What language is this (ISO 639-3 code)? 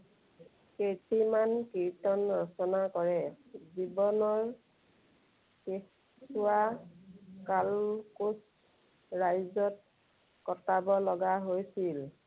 asm